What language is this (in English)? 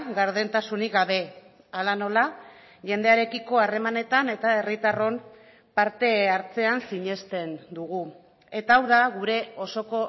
Basque